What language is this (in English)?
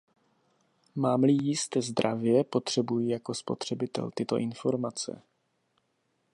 Czech